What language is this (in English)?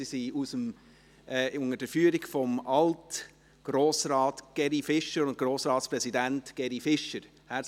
Swiss German